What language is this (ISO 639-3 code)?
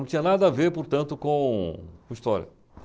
por